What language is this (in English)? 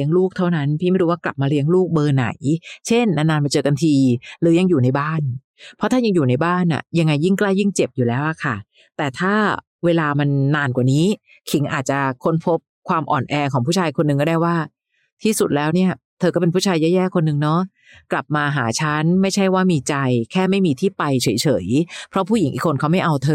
Thai